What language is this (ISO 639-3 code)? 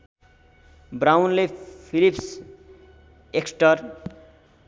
nep